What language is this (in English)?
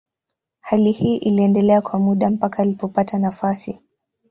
Swahili